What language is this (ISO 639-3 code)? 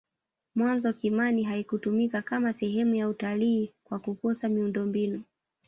swa